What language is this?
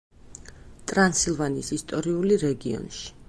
Georgian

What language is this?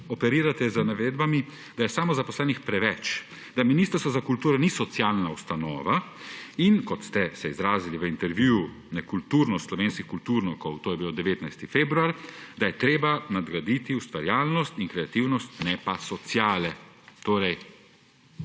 Slovenian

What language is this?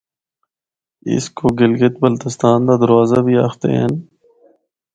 Northern Hindko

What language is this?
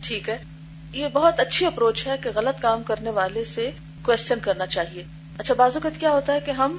Urdu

